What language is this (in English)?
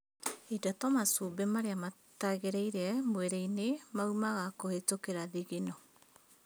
Kikuyu